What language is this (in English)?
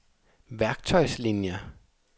Danish